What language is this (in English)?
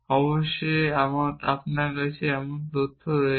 Bangla